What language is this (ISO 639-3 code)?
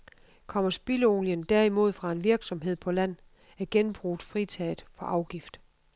dan